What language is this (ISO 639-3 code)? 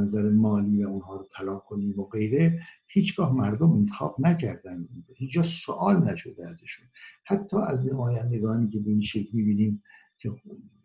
fas